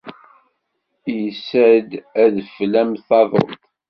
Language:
Kabyle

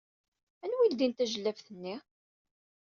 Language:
Kabyle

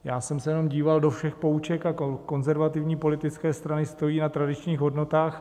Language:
Czech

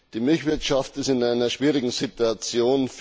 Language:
German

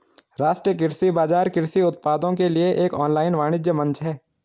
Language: Hindi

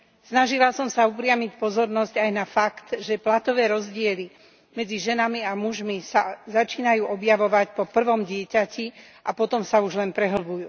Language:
Slovak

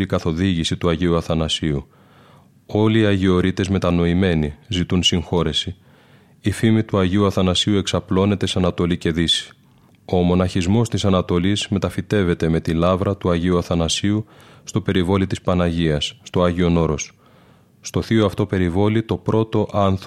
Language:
Greek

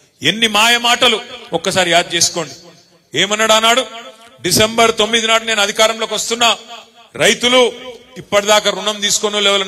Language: Telugu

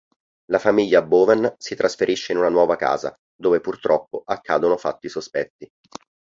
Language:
Italian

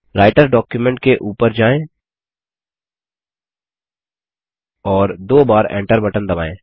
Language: Hindi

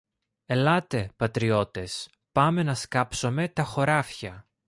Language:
Greek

